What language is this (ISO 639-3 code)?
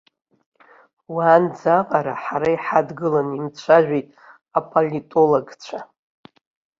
abk